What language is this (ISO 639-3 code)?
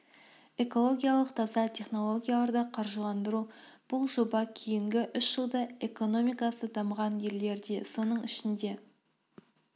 kaz